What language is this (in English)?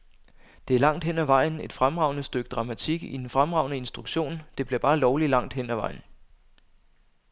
Danish